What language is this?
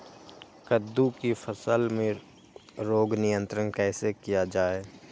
Magahi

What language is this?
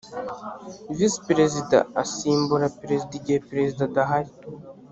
Kinyarwanda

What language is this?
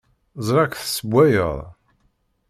Kabyle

